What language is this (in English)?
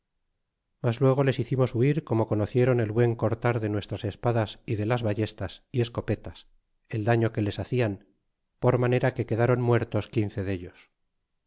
Spanish